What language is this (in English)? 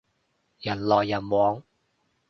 Cantonese